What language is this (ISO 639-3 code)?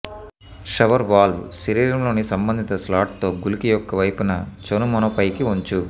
tel